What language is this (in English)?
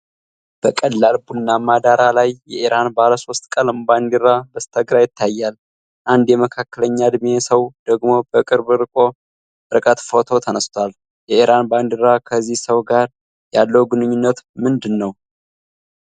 Amharic